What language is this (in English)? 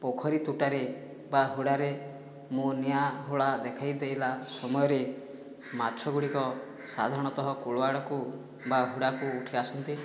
Odia